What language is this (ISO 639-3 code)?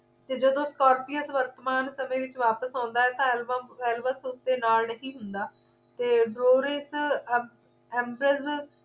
pan